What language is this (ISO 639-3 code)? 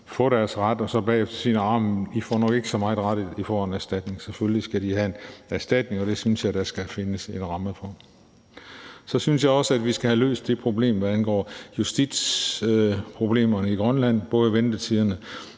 dan